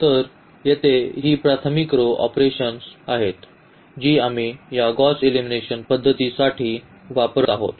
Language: Marathi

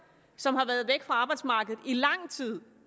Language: Danish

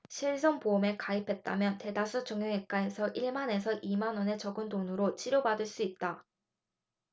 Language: Korean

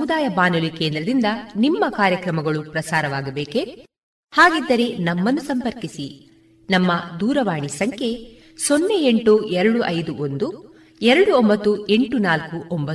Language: Kannada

